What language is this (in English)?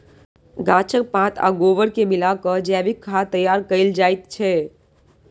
Maithili